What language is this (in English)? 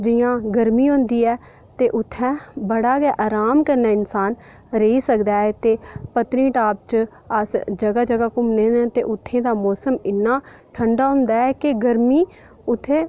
Dogri